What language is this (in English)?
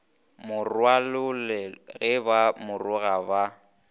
Northern Sotho